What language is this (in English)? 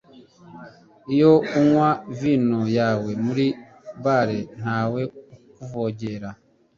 Kinyarwanda